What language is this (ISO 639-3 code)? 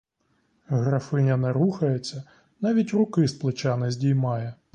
ukr